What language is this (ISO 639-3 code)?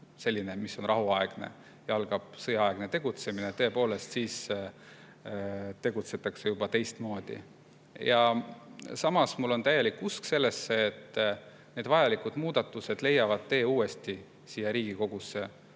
est